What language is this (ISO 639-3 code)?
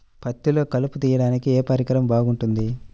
tel